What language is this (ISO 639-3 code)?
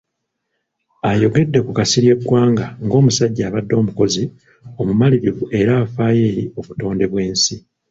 lug